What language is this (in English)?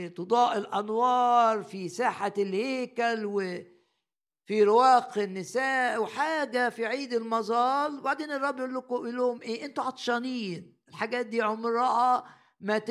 Arabic